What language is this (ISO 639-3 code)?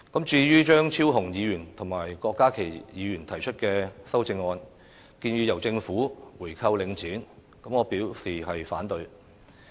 yue